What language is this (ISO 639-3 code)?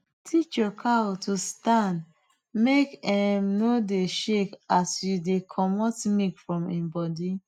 pcm